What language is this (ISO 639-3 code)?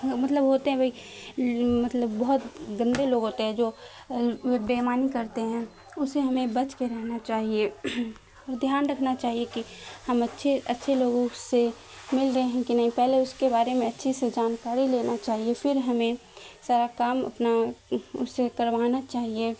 urd